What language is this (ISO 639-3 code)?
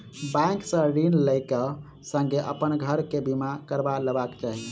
mai